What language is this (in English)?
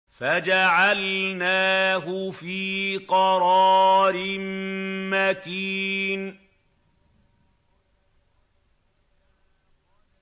Arabic